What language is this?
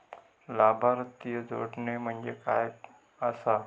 Marathi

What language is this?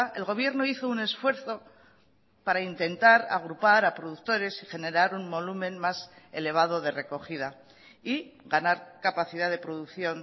Spanish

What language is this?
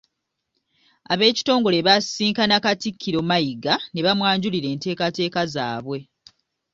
Ganda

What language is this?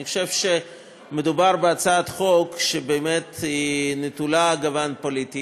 Hebrew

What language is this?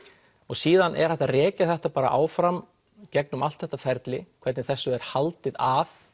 Icelandic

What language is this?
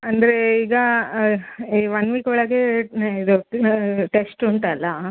Kannada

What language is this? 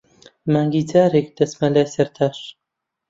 Central Kurdish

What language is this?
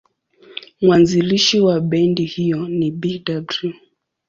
Swahili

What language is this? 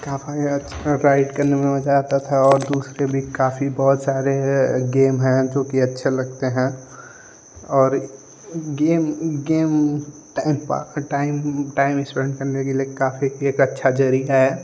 Hindi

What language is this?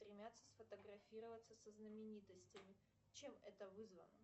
Russian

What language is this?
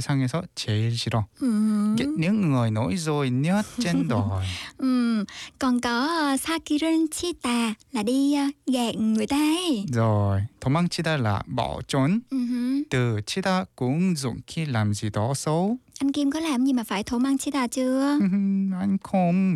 Vietnamese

